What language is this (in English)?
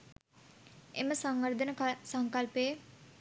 Sinhala